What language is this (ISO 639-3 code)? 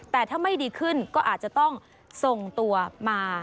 tha